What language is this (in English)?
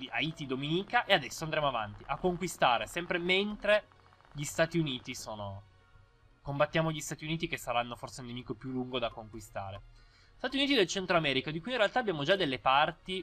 Italian